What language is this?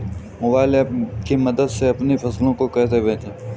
Hindi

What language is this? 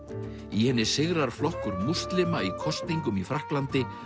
Icelandic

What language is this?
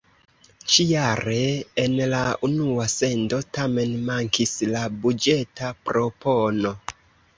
Esperanto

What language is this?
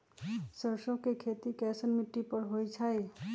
Magahi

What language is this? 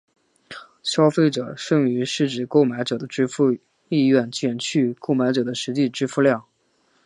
Chinese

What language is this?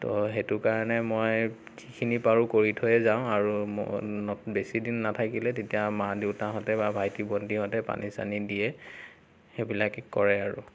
Assamese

